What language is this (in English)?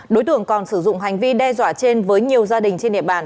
Vietnamese